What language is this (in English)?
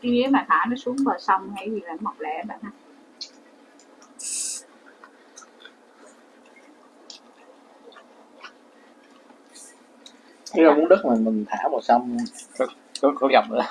Vietnamese